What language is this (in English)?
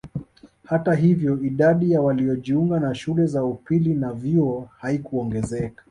Swahili